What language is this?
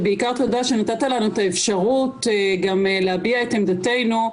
Hebrew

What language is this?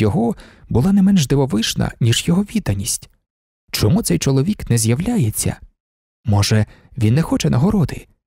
Ukrainian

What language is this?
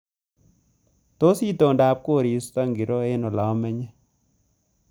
Kalenjin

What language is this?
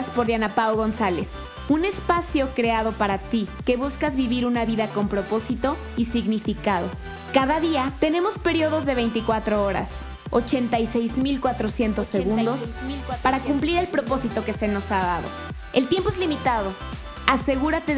Spanish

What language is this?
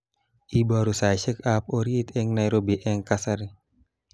Kalenjin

